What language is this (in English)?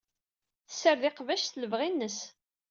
Kabyle